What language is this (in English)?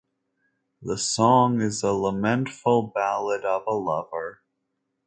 English